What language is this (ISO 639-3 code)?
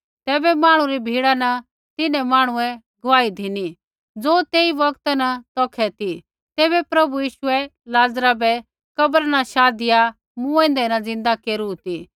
kfx